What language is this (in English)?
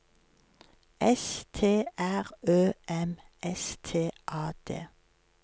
Norwegian